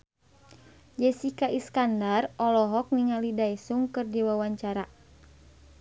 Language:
Sundanese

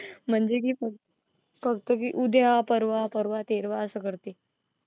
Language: Marathi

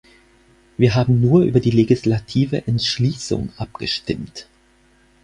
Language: German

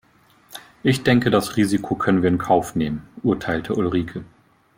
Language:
German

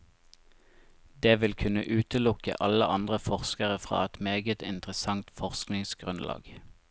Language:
Norwegian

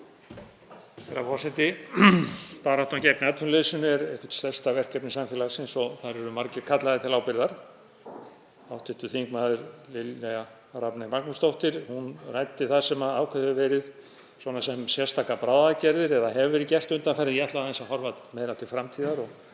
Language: Icelandic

